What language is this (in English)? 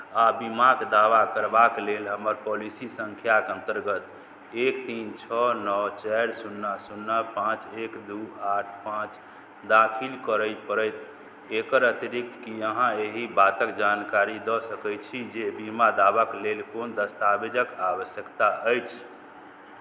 Maithili